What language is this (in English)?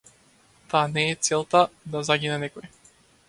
Macedonian